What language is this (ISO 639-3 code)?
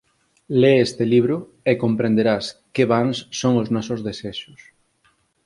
glg